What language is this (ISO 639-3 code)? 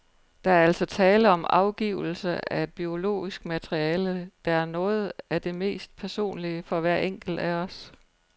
dan